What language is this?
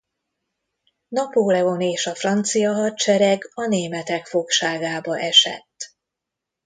Hungarian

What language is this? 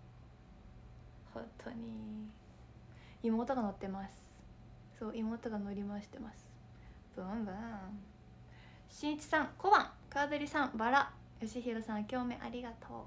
Japanese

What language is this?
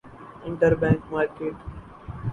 Urdu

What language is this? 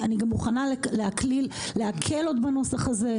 Hebrew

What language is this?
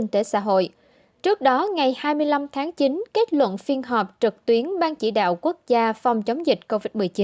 Vietnamese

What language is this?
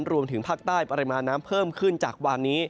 Thai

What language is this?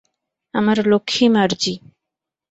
Bangla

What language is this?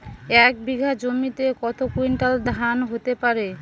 Bangla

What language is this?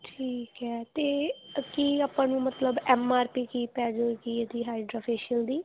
Punjabi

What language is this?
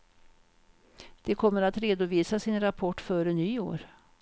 Swedish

